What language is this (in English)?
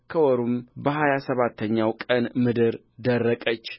Amharic